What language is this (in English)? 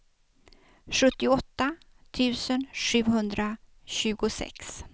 Swedish